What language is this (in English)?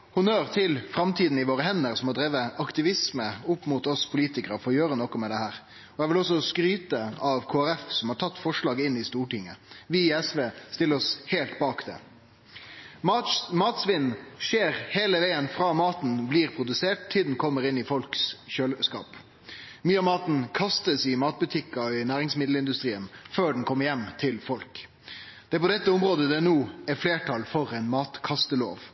Norwegian Nynorsk